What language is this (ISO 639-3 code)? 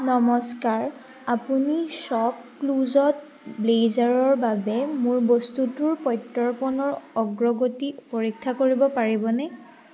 asm